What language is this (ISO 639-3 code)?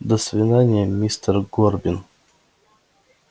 rus